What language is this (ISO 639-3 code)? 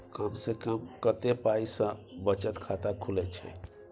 mai